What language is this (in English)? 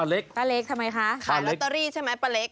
Thai